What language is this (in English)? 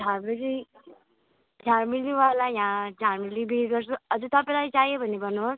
Nepali